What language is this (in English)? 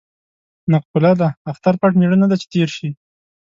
Pashto